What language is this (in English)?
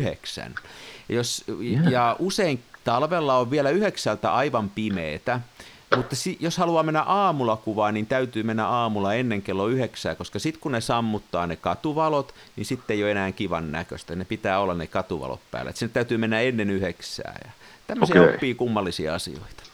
Finnish